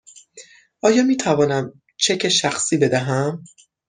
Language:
Persian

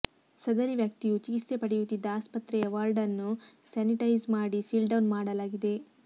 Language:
Kannada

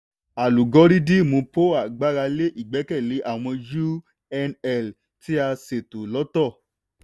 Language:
Yoruba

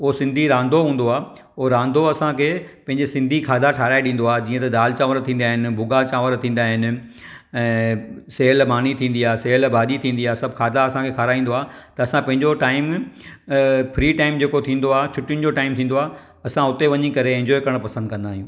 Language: Sindhi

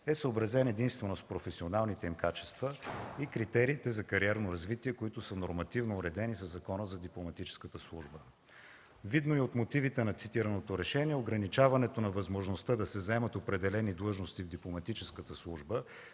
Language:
Bulgarian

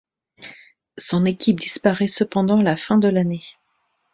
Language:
French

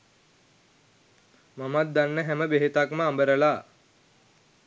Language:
Sinhala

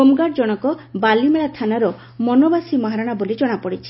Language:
Odia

